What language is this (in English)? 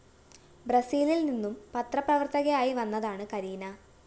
Malayalam